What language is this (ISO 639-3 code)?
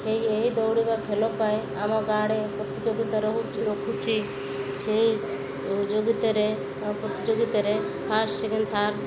ori